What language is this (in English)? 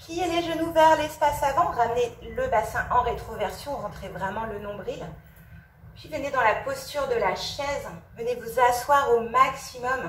French